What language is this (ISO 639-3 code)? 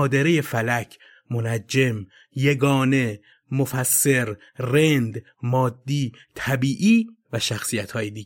fas